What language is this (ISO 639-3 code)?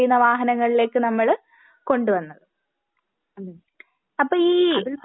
mal